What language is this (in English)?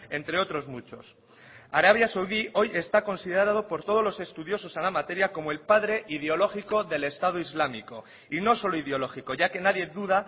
Spanish